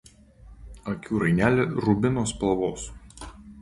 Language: Lithuanian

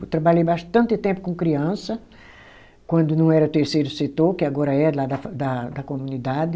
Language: Portuguese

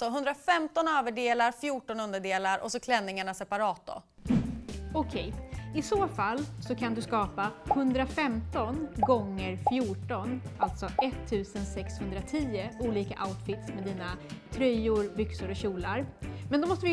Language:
Swedish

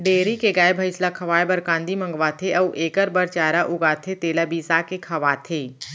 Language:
Chhattisgarhi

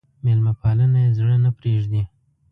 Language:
Pashto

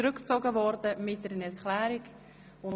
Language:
Swiss German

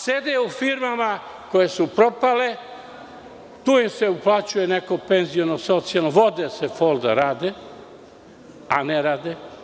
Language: Serbian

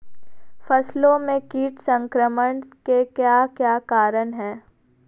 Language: Hindi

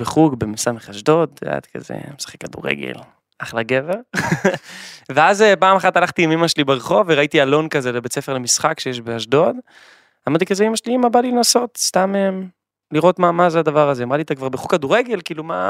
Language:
Hebrew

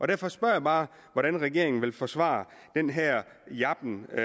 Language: Danish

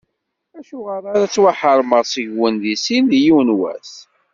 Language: Kabyle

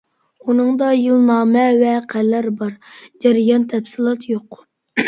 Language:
Uyghur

